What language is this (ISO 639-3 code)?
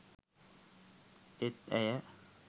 sin